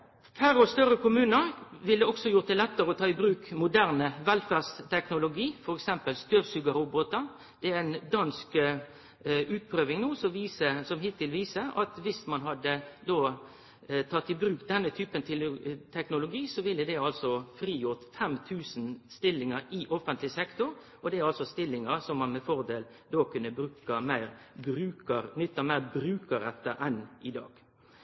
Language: Norwegian Nynorsk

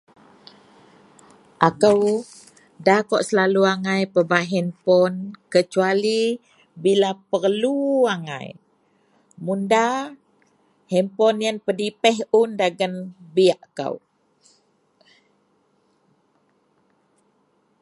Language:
Central Melanau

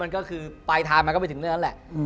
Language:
Thai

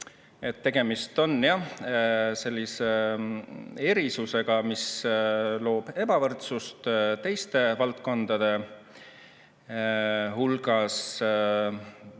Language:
Estonian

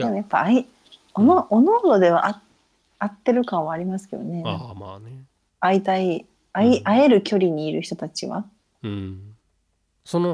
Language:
Japanese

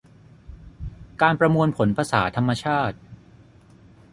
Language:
Thai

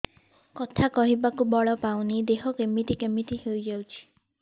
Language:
Odia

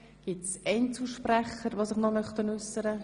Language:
Swiss German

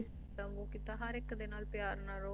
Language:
Punjabi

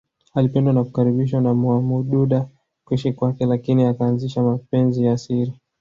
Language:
Swahili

